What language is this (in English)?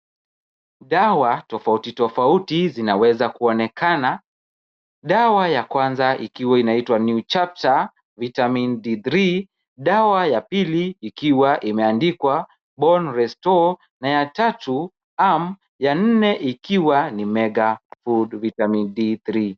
Swahili